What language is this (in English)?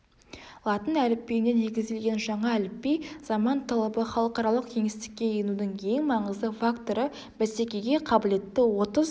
Kazakh